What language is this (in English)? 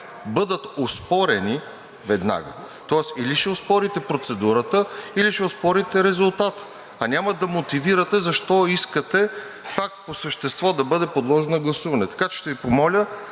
Bulgarian